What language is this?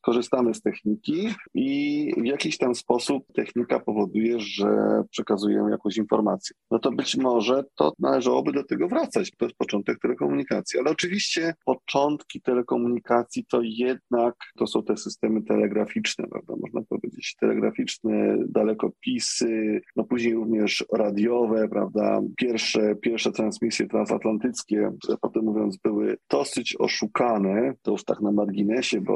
Polish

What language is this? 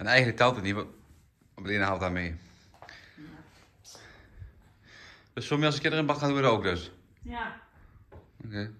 Dutch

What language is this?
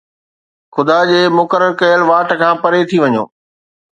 Sindhi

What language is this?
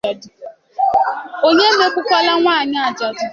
Igbo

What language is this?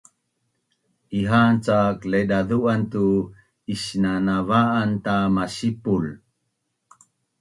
Bunun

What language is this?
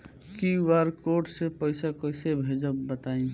Bhojpuri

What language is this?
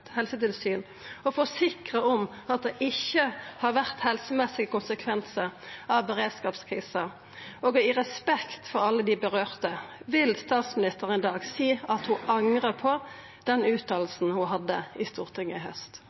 Norwegian Nynorsk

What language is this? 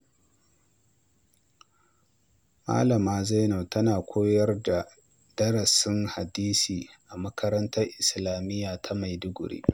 Hausa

